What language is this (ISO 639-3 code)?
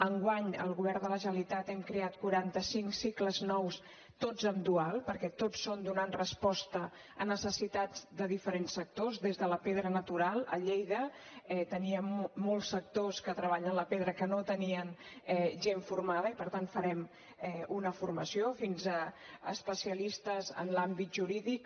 cat